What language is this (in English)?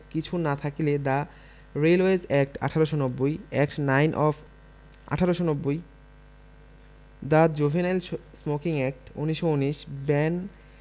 Bangla